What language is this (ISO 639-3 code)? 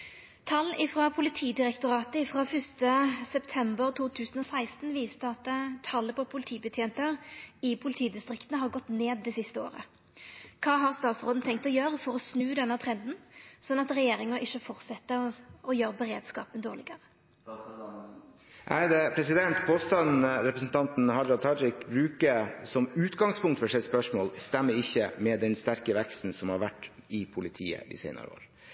nor